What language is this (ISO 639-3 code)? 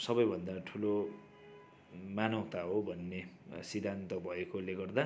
nep